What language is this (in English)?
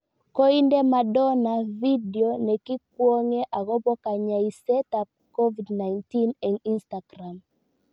Kalenjin